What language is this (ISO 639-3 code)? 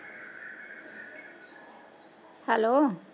pan